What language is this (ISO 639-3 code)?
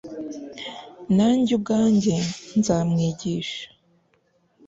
kin